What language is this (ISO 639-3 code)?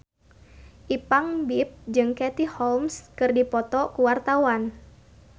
sun